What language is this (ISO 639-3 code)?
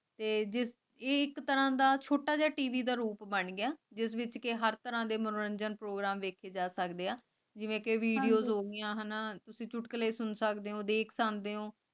pan